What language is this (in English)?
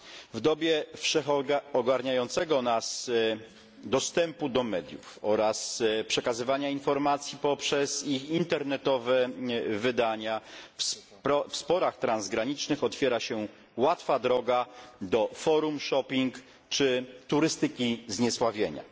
Polish